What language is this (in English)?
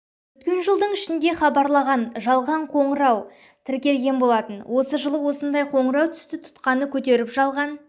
Kazakh